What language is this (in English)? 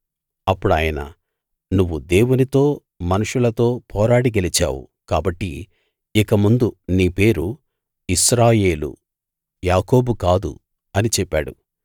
Telugu